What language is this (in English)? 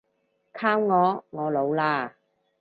Cantonese